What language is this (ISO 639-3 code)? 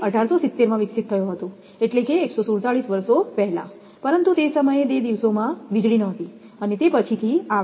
guj